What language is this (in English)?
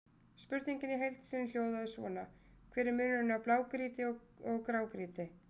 Icelandic